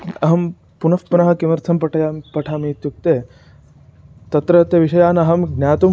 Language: Sanskrit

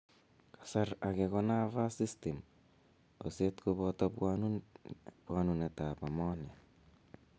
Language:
Kalenjin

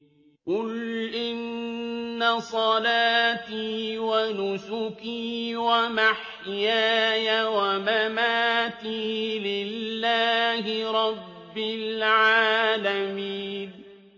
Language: Arabic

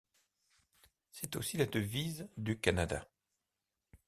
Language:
French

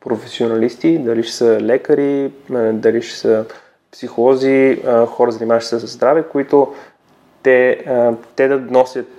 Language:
Bulgarian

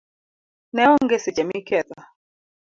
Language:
Luo (Kenya and Tanzania)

